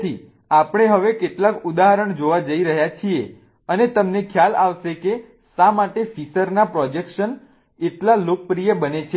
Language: Gujarati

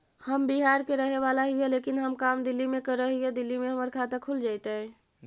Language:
Magahi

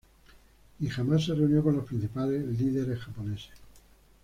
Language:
Spanish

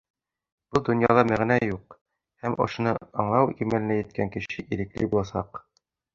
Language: Bashkir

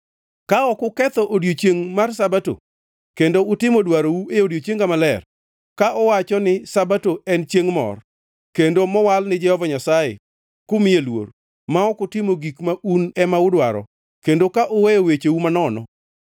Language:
Luo (Kenya and Tanzania)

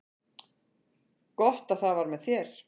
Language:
Icelandic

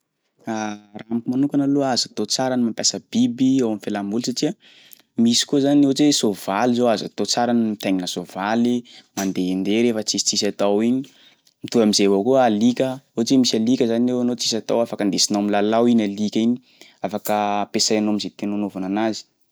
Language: Sakalava Malagasy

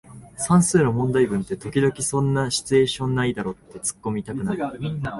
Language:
Japanese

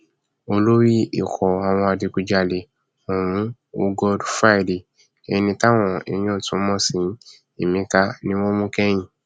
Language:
Yoruba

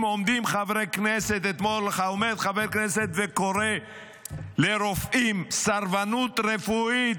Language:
Hebrew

